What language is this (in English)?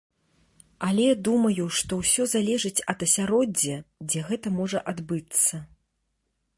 Belarusian